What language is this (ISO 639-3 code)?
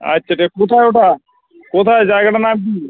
ben